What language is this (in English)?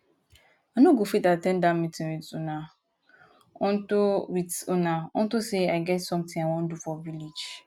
Nigerian Pidgin